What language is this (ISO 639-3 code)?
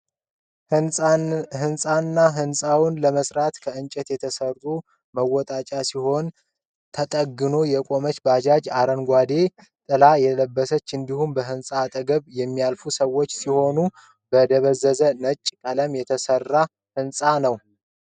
amh